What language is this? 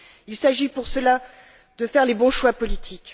French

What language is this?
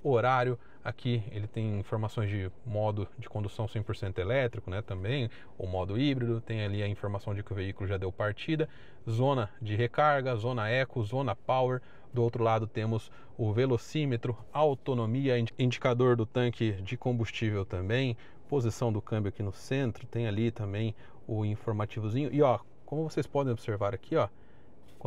Portuguese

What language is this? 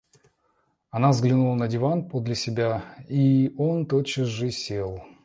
Russian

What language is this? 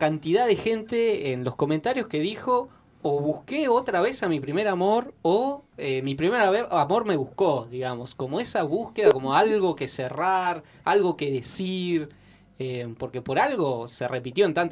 Spanish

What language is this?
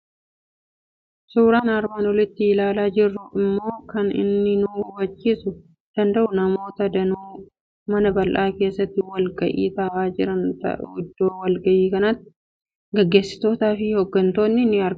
Oromo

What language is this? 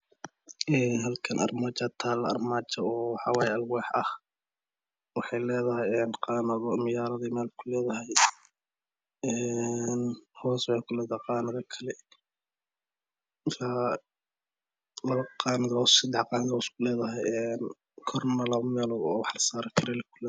Somali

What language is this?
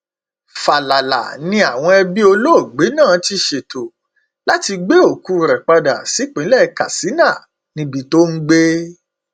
Yoruba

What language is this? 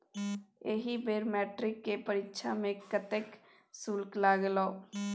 Maithili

